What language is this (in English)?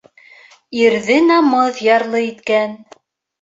Bashkir